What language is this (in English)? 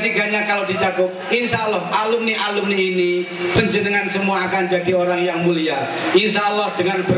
Indonesian